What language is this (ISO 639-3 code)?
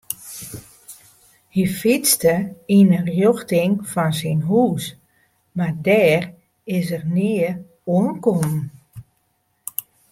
fry